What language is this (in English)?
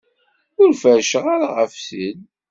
Kabyle